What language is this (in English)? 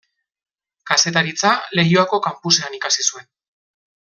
Basque